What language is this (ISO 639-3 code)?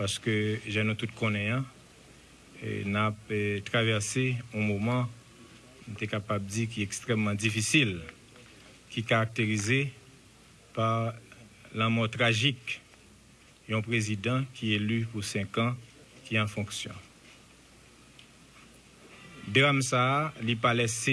fra